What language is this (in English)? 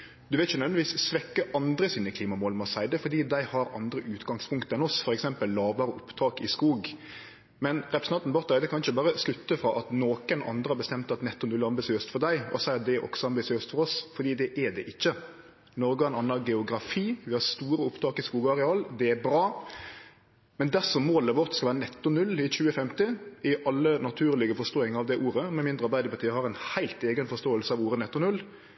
Norwegian Nynorsk